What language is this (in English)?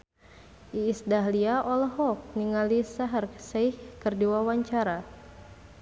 Sundanese